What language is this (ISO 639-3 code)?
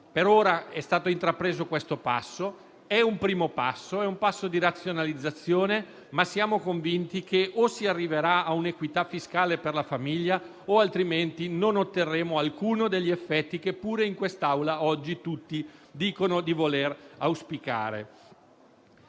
ita